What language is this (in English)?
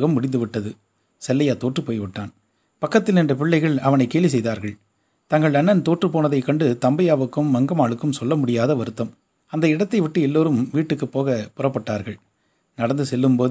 Tamil